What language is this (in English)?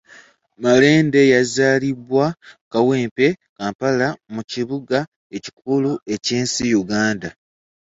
Ganda